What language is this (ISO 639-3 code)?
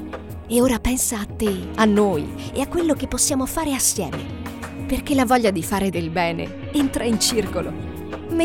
ita